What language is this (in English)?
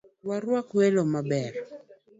Luo (Kenya and Tanzania)